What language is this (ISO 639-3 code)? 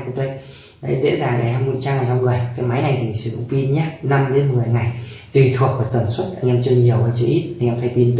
vie